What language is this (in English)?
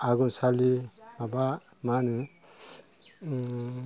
Bodo